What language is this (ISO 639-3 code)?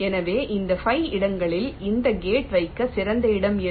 tam